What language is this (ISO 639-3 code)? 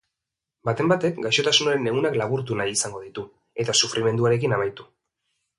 eus